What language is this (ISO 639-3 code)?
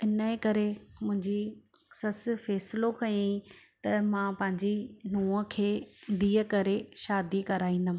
snd